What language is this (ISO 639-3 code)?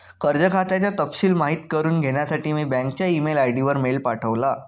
mar